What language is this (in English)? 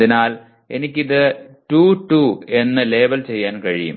Malayalam